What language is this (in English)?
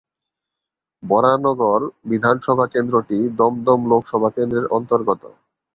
Bangla